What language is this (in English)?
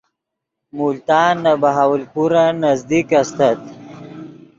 Yidgha